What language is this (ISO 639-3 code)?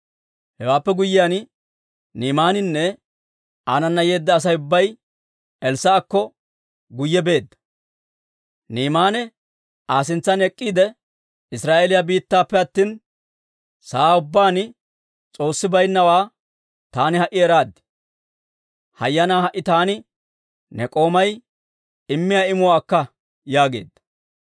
dwr